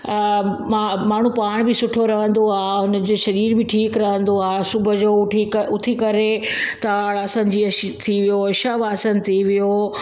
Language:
Sindhi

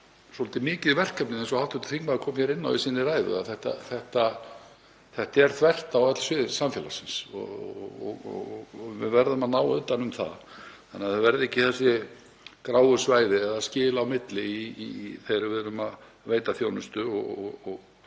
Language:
Icelandic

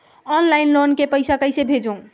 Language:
Chhattisgarhi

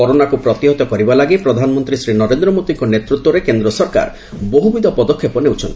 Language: Odia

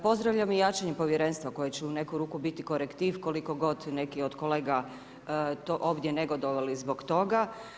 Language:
Croatian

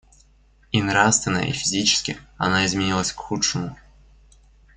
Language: Russian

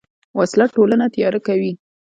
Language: Pashto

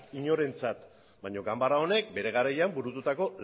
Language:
Basque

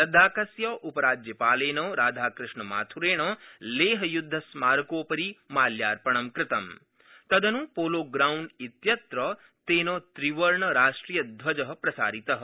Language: Sanskrit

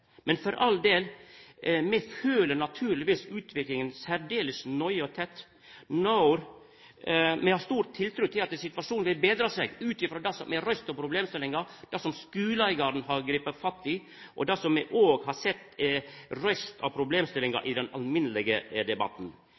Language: Norwegian Nynorsk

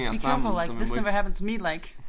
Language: Danish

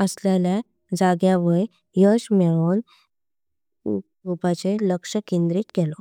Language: Konkani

